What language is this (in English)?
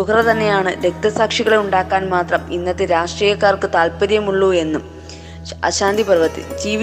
Malayalam